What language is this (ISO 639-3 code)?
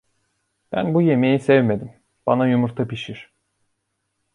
tur